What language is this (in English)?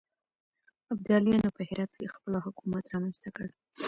Pashto